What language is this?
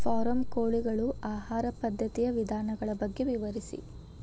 Kannada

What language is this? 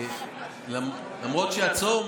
Hebrew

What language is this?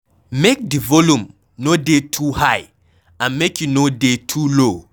Nigerian Pidgin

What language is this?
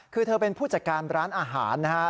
Thai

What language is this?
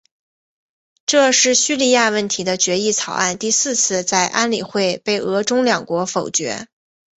Chinese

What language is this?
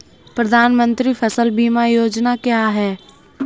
Hindi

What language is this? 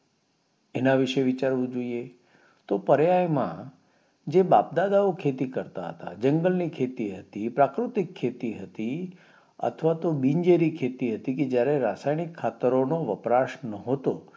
Gujarati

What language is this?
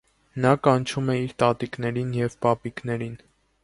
Armenian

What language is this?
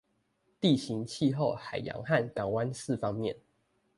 Chinese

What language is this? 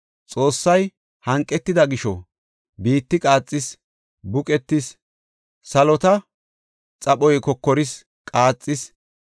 Gofa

